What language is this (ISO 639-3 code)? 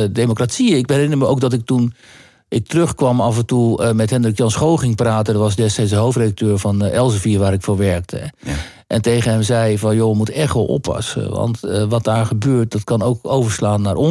nld